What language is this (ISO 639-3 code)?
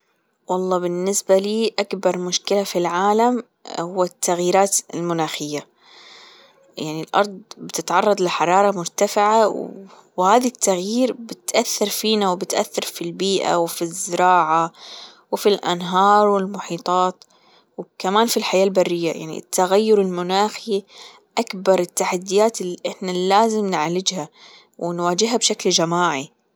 afb